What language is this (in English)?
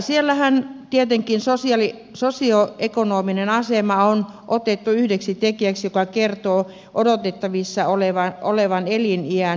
Finnish